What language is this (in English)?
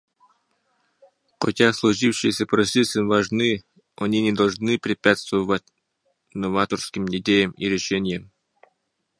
Russian